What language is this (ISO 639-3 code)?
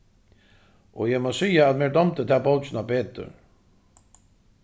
fao